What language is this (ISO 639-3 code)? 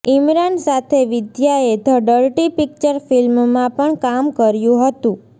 guj